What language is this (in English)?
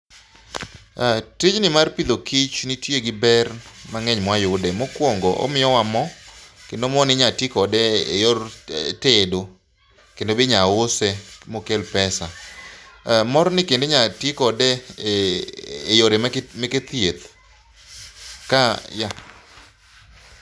Luo (Kenya and Tanzania)